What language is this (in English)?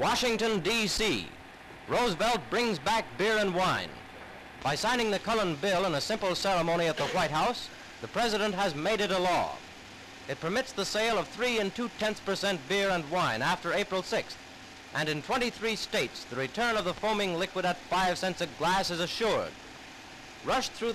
Danish